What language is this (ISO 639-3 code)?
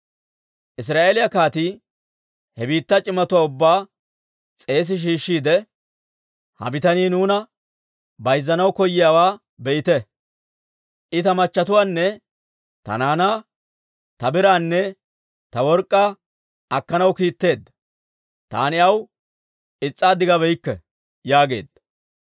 dwr